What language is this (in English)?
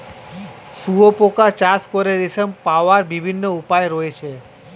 Bangla